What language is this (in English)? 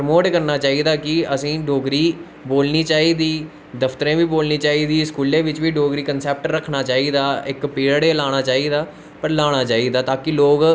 Dogri